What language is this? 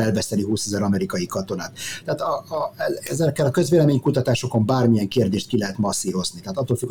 Hungarian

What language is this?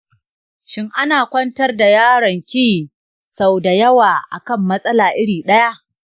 Hausa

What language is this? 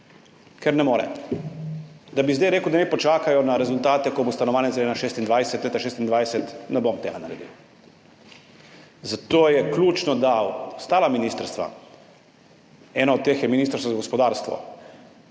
Slovenian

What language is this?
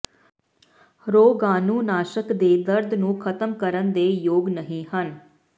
Punjabi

